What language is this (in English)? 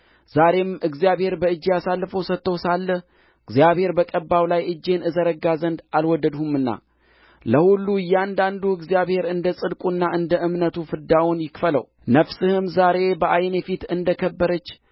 Amharic